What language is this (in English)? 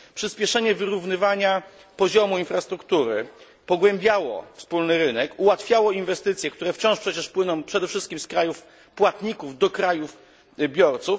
Polish